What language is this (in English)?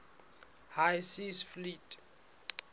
Southern Sotho